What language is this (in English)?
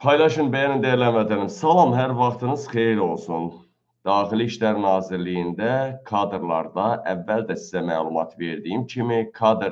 Turkish